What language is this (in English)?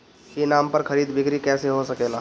Bhojpuri